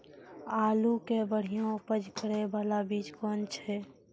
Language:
Maithili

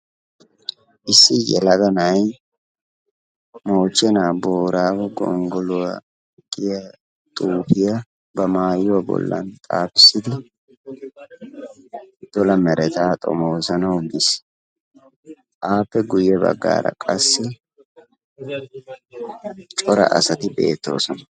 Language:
Wolaytta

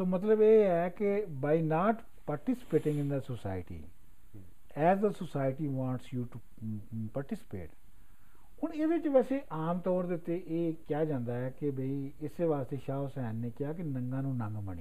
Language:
Punjabi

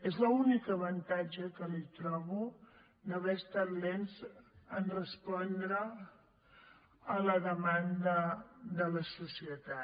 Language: Catalan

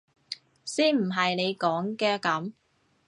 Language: Cantonese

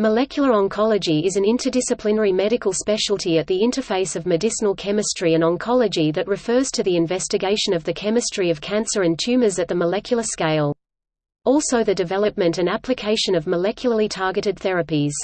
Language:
English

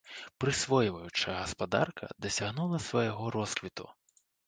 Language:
Belarusian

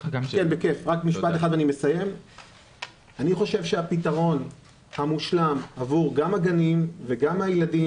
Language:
Hebrew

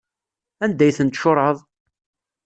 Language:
Kabyle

